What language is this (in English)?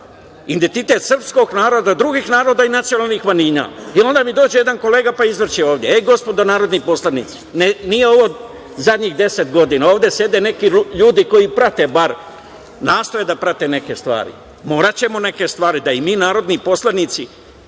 Serbian